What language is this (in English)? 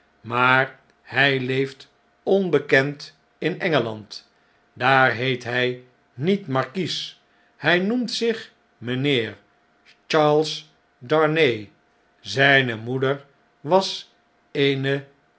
Dutch